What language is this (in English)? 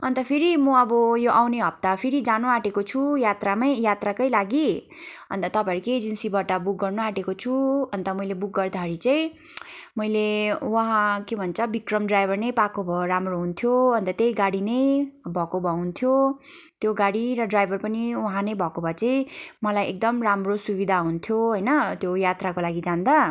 Nepali